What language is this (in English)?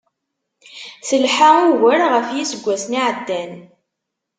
Kabyle